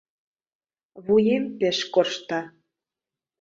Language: Mari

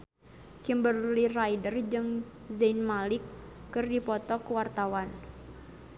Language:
Sundanese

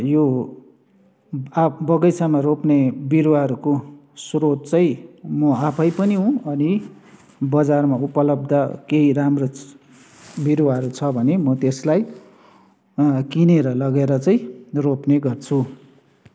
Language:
Nepali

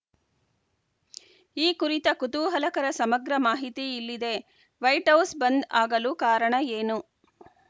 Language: Kannada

